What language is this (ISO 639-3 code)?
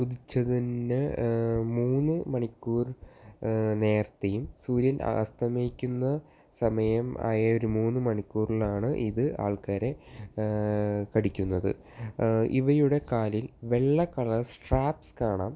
mal